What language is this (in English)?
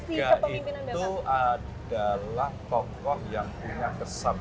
Indonesian